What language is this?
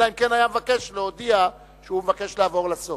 Hebrew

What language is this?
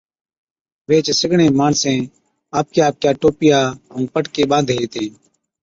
Od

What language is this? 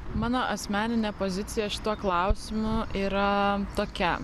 Lithuanian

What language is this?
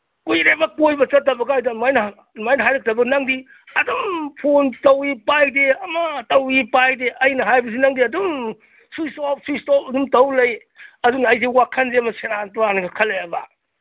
Manipuri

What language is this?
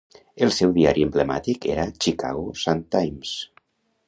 Catalan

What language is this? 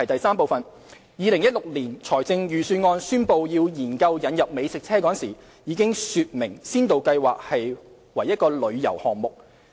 Cantonese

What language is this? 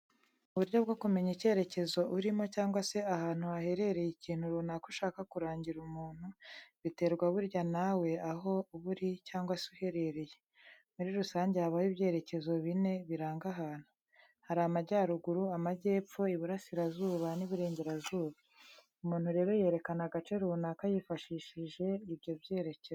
Kinyarwanda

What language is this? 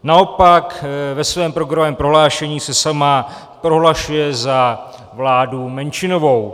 Czech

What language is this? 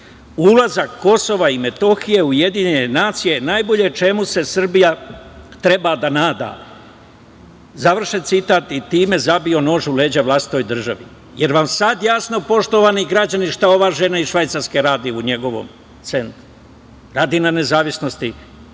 Serbian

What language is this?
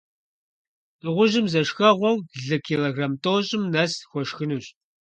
Kabardian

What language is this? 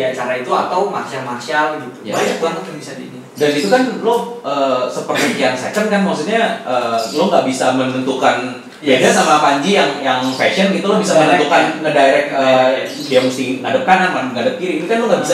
Indonesian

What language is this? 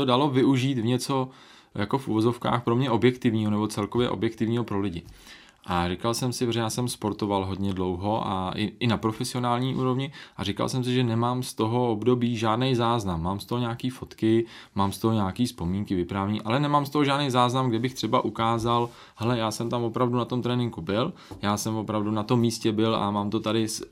Czech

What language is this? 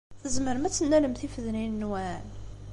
Kabyle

